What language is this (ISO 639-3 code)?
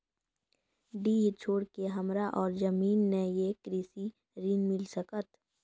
mai